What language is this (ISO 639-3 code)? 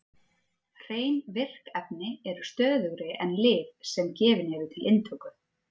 isl